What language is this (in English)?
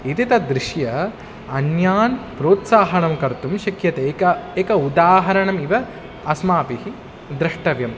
Sanskrit